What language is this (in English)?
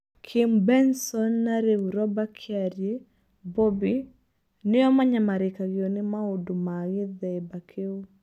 Kikuyu